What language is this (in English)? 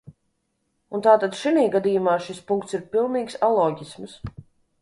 Latvian